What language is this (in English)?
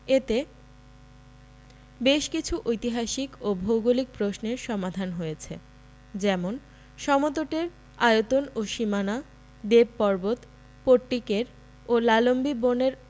Bangla